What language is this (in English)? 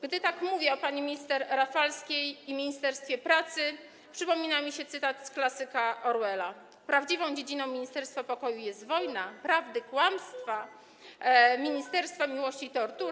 Polish